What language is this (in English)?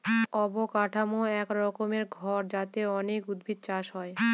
Bangla